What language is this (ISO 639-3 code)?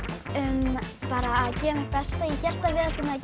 isl